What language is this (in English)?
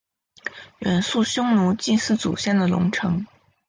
Chinese